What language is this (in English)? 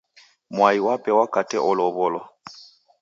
Taita